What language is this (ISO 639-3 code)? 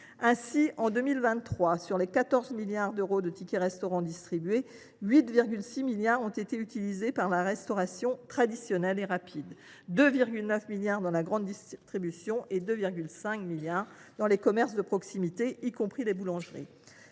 fra